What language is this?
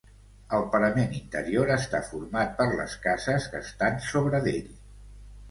Catalan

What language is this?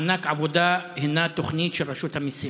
Hebrew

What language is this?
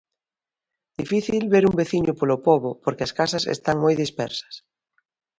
Galician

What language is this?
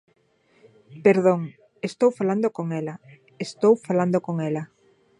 Galician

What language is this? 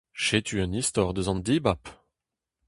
Breton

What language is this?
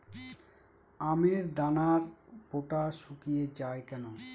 Bangla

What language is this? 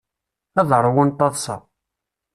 Kabyle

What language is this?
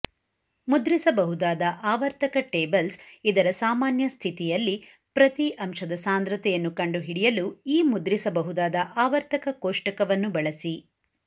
Kannada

